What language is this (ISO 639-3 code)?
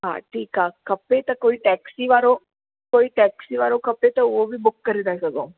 snd